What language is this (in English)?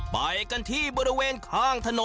Thai